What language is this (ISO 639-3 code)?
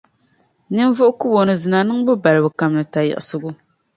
dag